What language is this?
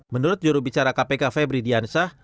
Indonesian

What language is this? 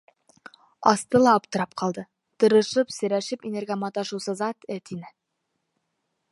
Bashkir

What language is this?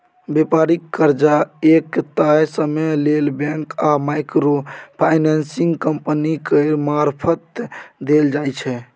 Maithili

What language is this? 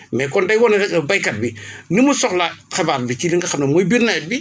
Wolof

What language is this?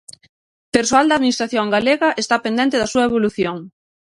Galician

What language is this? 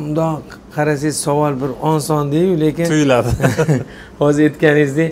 Turkish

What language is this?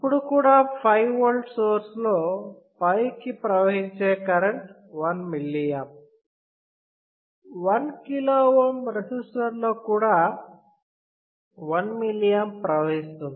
Telugu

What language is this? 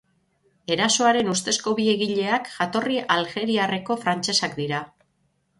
Basque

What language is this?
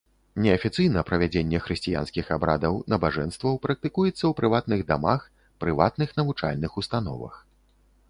Belarusian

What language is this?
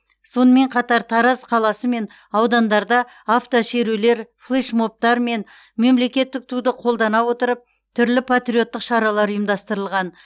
Kazakh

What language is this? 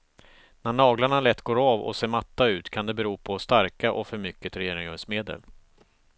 Swedish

